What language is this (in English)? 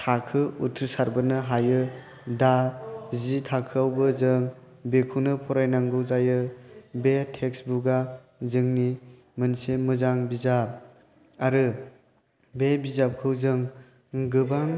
Bodo